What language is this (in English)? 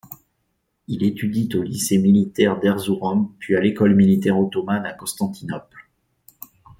French